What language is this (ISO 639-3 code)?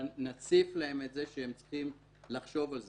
heb